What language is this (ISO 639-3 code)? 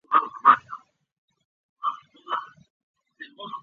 zho